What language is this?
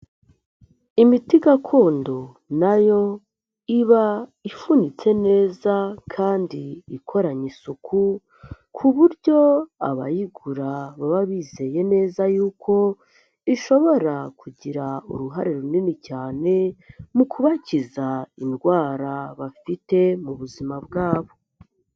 Kinyarwanda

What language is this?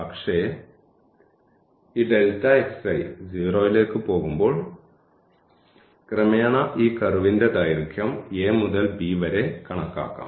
Malayalam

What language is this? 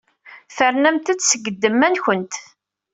Kabyle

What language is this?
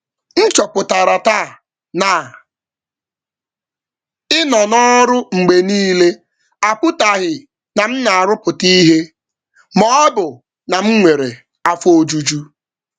Igbo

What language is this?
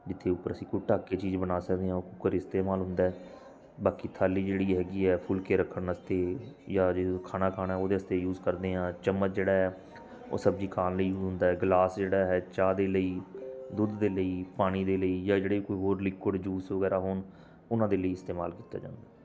Punjabi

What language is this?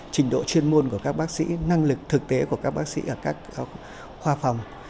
Vietnamese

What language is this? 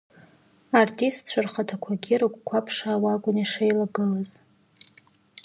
Abkhazian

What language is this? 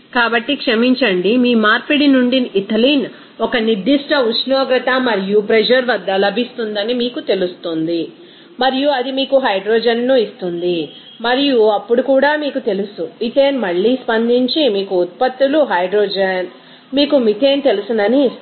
Telugu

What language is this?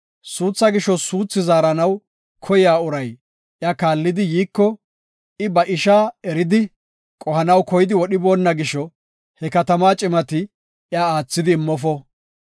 Gofa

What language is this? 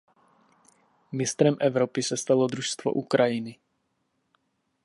Czech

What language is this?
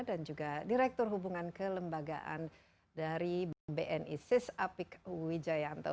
Indonesian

